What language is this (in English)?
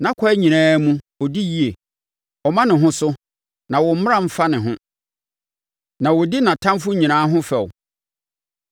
Akan